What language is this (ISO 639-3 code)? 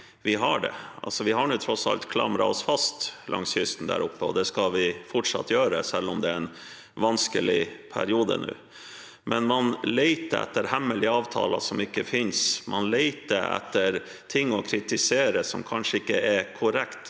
nor